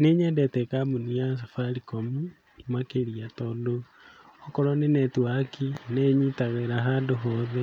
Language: Kikuyu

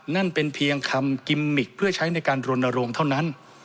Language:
Thai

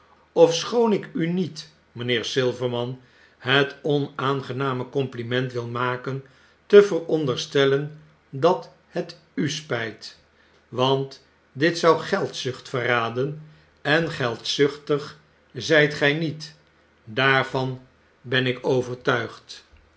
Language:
Dutch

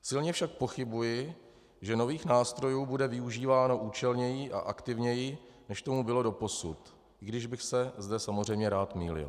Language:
Czech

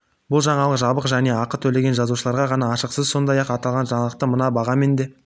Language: Kazakh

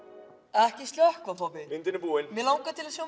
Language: Icelandic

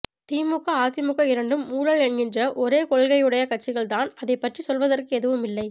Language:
Tamil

